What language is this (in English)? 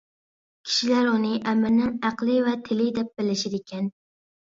Uyghur